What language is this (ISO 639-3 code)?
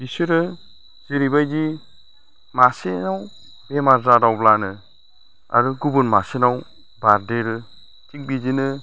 brx